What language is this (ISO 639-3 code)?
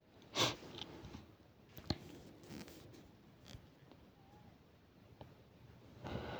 kln